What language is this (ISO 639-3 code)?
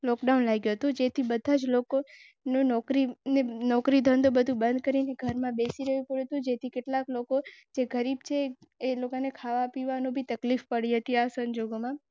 guj